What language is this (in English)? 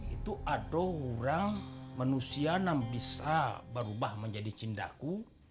Indonesian